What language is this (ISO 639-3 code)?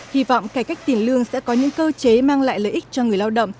vie